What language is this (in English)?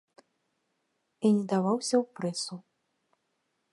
Belarusian